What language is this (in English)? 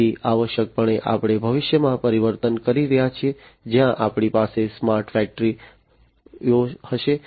Gujarati